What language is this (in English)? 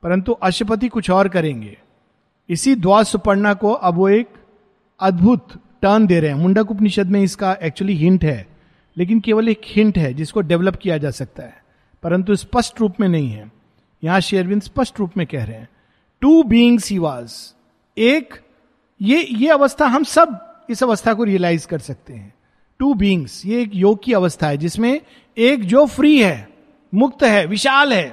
Hindi